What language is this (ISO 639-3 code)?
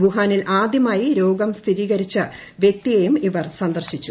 mal